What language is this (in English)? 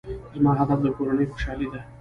Pashto